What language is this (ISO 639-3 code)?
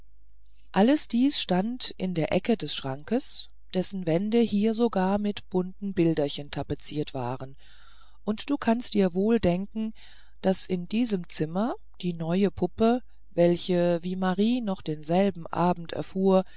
deu